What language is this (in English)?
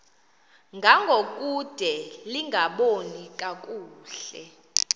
Xhosa